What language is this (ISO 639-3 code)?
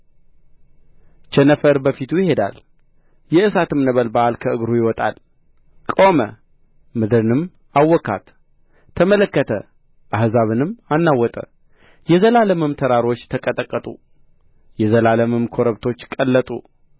amh